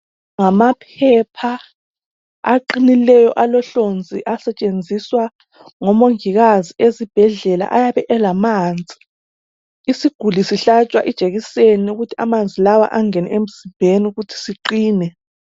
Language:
North Ndebele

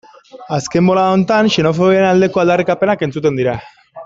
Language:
Basque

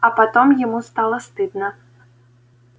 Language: Russian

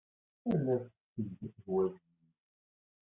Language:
Kabyle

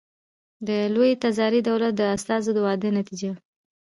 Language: Pashto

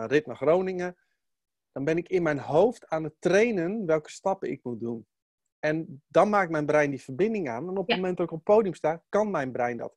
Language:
Dutch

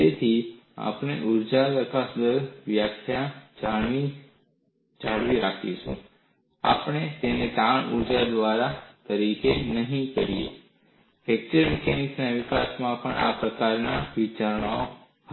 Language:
Gujarati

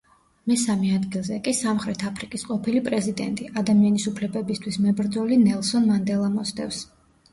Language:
Georgian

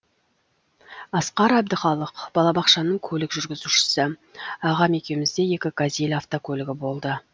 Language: Kazakh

